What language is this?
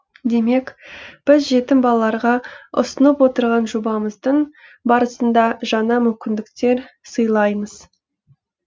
Kazakh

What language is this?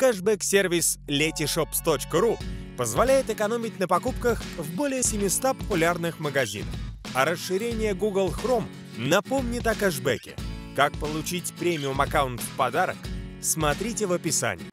Russian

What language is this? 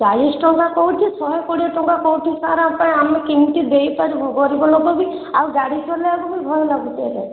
Odia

